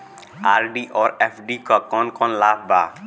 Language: Bhojpuri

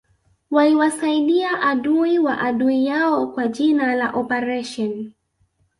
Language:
Swahili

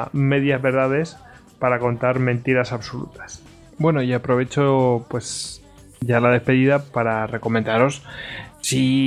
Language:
Spanish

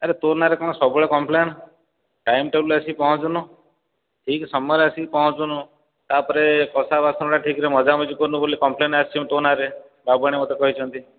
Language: Odia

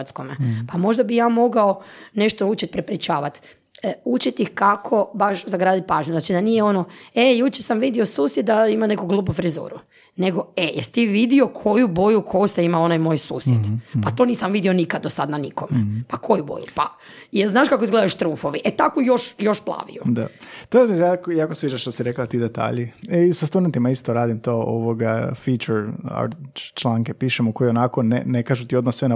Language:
Croatian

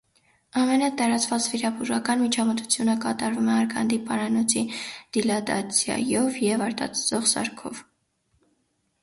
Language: Armenian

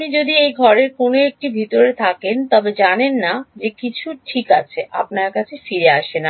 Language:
Bangla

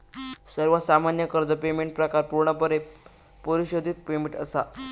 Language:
Marathi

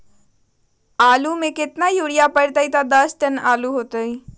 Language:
Magahi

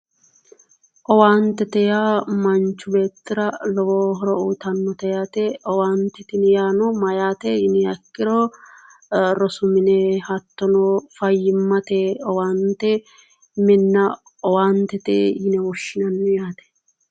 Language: Sidamo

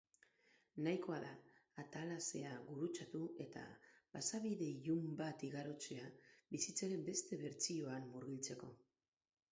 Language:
Basque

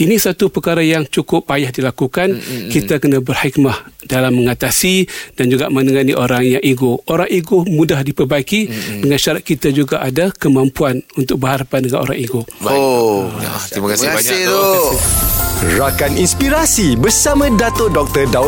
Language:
Malay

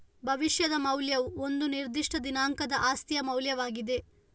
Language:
Kannada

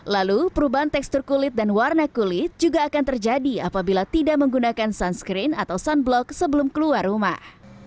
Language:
Indonesian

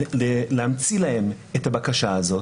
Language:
Hebrew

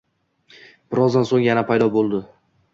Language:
Uzbek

